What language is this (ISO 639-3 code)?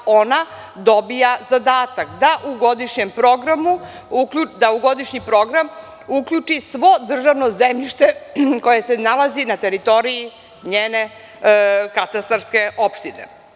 srp